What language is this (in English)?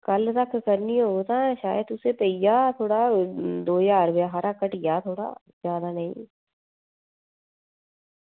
Dogri